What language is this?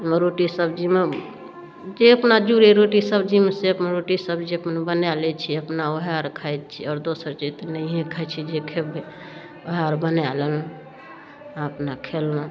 Maithili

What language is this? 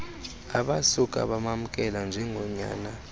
Xhosa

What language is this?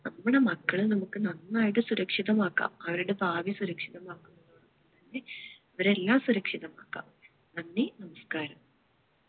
Malayalam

